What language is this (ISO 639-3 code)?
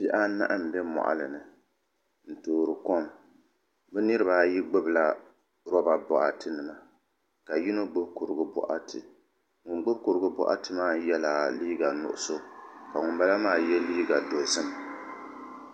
dag